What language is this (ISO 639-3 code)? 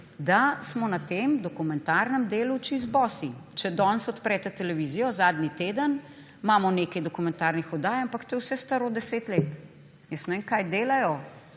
slv